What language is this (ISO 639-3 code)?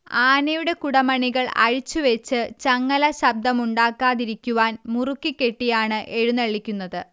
mal